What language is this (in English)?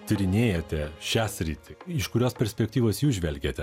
Lithuanian